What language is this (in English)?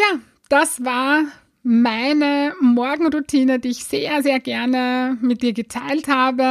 German